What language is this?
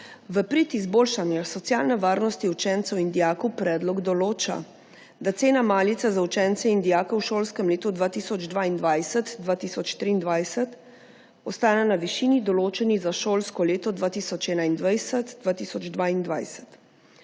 Slovenian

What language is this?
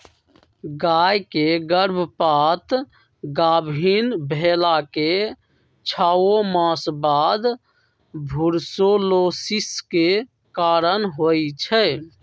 Magahi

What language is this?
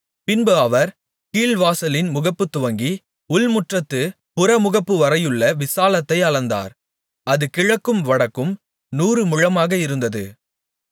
Tamil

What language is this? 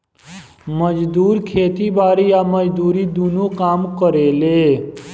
Bhojpuri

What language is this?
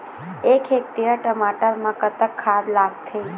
Chhattisgarhi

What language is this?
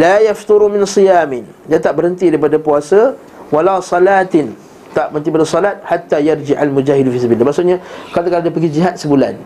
Malay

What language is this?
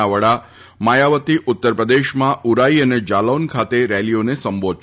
Gujarati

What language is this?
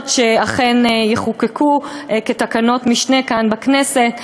Hebrew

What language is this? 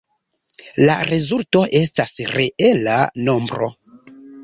Esperanto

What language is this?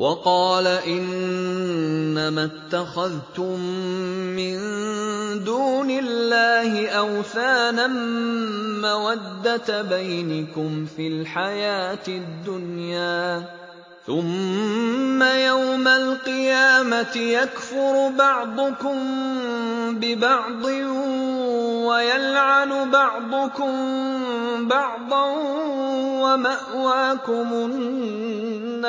Arabic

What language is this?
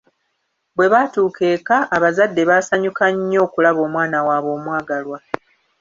Ganda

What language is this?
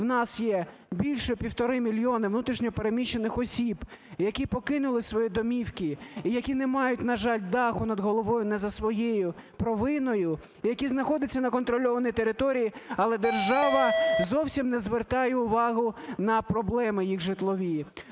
Ukrainian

